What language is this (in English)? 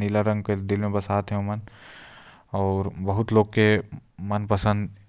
Korwa